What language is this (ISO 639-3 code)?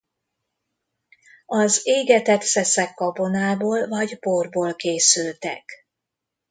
hun